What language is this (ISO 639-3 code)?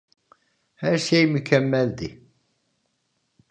tur